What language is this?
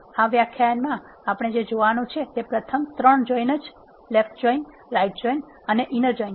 Gujarati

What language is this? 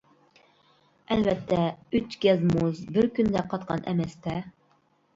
Uyghur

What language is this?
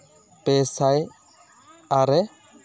Santali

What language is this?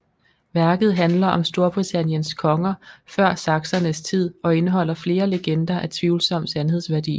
Danish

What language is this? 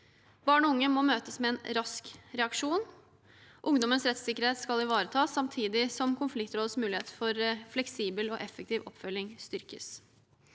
Norwegian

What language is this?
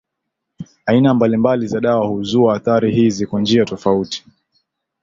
Swahili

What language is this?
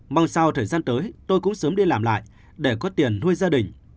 Vietnamese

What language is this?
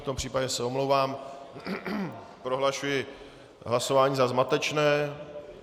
Czech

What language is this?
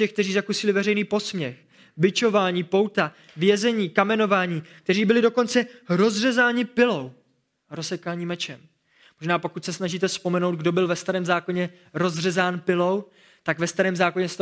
Czech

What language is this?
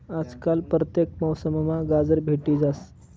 Marathi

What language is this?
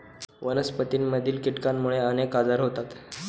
Marathi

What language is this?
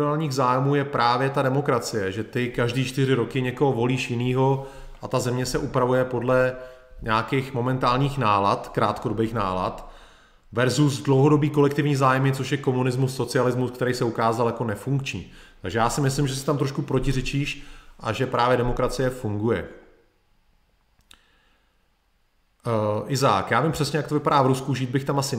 Czech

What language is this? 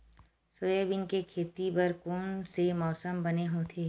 Chhattisgarhi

